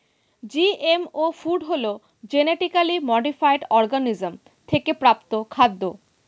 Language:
Bangla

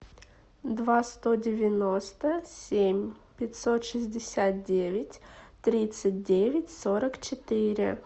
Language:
Russian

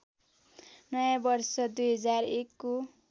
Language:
Nepali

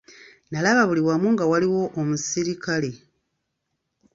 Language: Ganda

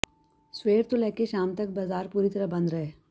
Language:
Punjabi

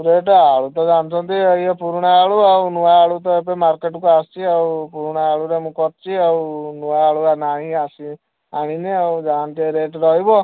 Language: Odia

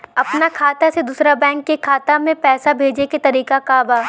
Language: Bhojpuri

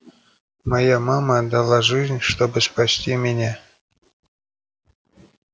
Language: Russian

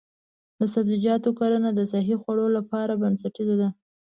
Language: Pashto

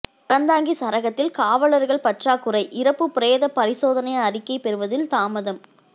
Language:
Tamil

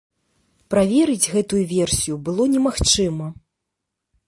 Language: Belarusian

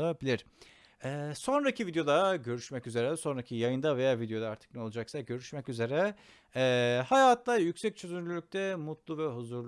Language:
Turkish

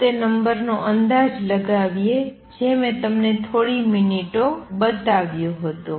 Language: Gujarati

